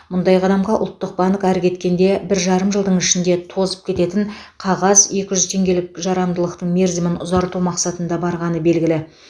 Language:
Kazakh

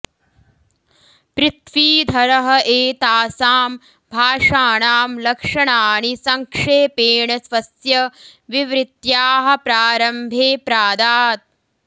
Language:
Sanskrit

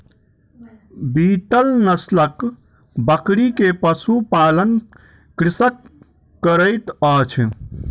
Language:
Maithili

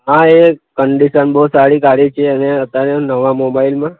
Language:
Gujarati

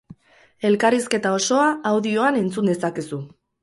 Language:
Basque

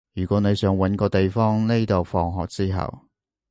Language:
Cantonese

